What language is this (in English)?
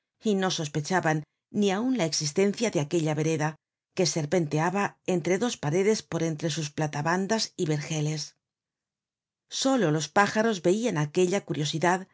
Spanish